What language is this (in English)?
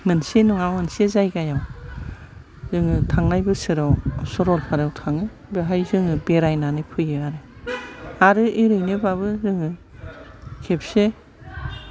Bodo